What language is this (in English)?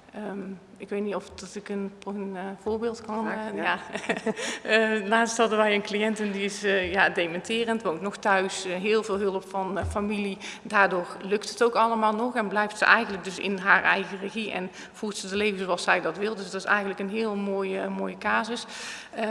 Dutch